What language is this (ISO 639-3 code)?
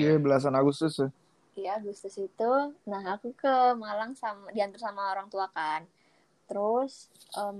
ind